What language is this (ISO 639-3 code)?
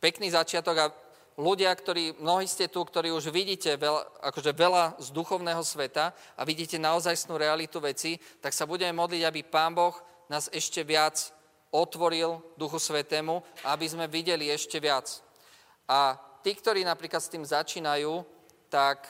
slk